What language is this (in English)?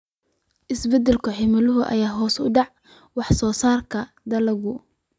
Somali